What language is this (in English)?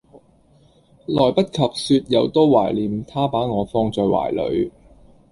Cantonese